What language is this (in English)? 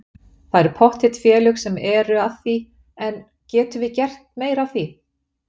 Icelandic